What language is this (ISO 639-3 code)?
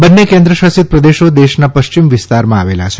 guj